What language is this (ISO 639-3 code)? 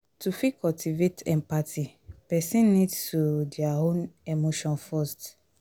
pcm